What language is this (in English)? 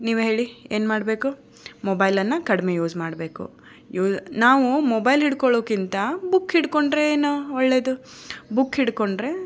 Kannada